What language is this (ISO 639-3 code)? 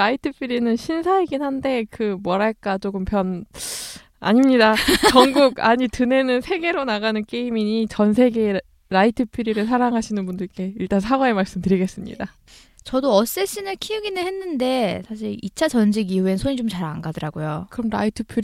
kor